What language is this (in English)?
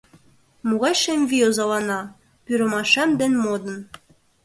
Mari